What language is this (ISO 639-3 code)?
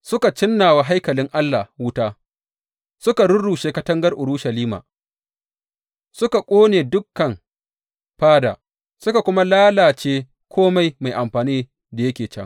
hau